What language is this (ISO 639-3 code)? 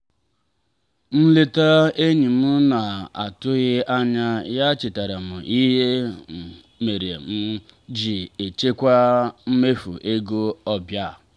ibo